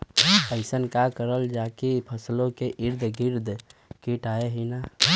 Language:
Bhojpuri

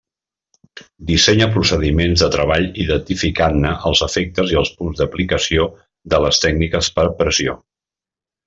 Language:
Catalan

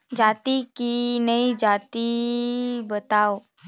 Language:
Chhattisgarhi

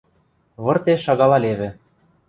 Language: Western Mari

